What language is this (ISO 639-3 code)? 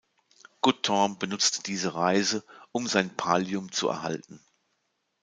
deu